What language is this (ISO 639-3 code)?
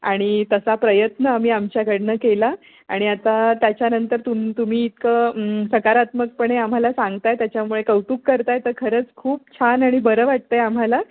mar